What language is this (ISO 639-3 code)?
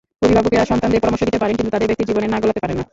ben